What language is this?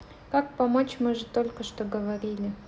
Russian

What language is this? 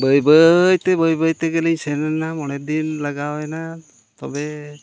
Santali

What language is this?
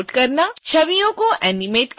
Hindi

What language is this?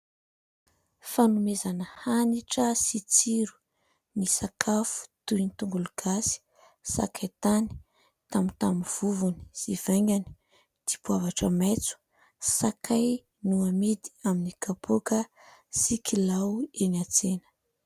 Malagasy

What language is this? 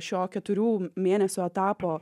Lithuanian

